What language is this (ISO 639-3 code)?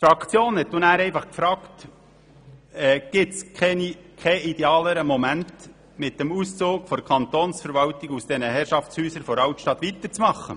gsw